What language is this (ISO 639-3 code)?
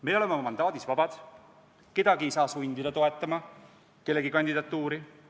est